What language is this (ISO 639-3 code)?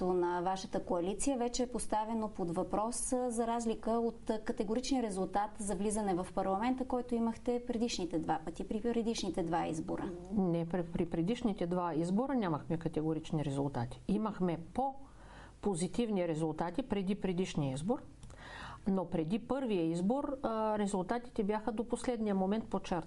bul